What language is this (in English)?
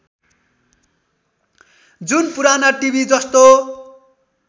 Nepali